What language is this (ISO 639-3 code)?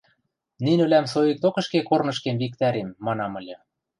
mrj